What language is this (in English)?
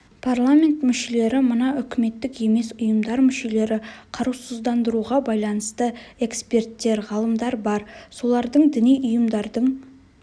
Kazakh